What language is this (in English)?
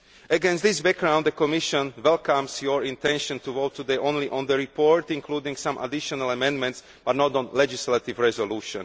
English